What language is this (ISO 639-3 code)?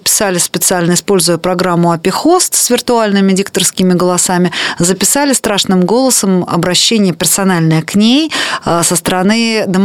rus